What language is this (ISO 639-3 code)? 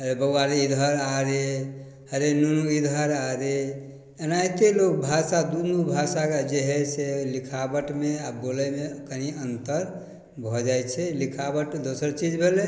mai